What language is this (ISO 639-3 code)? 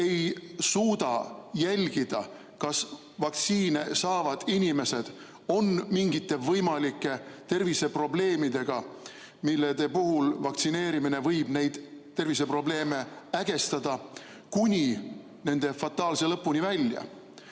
est